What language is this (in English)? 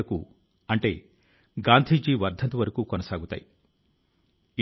Telugu